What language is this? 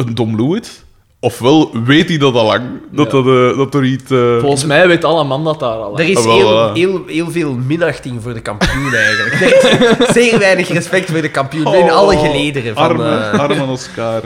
Dutch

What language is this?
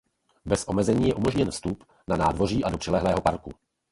Czech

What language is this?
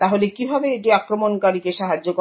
Bangla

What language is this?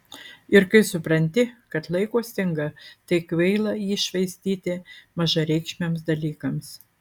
Lithuanian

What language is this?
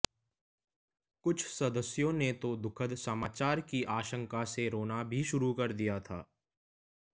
Hindi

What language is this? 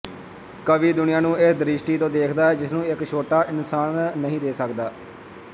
Punjabi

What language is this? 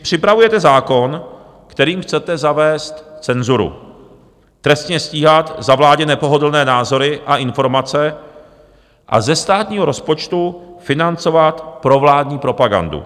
Czech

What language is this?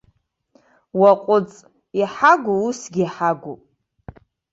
Abkhazian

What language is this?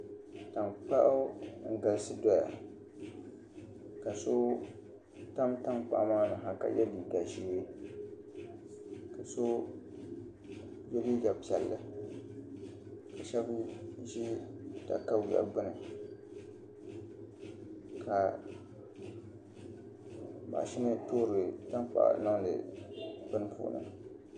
Dagbani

